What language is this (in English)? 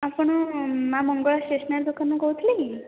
Odia